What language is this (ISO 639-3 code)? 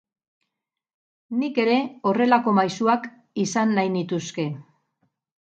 eus